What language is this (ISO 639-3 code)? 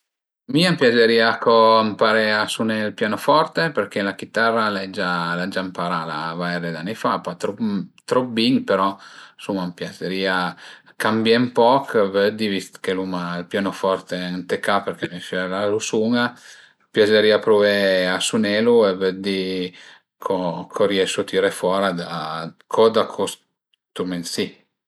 pms